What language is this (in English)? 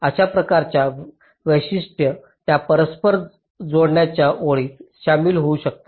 Marathi